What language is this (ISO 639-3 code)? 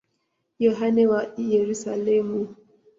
swa